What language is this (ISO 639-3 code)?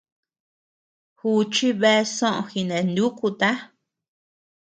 cux